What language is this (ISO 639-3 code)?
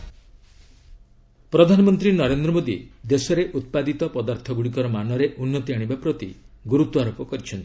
ori